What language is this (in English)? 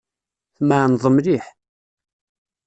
Kabyle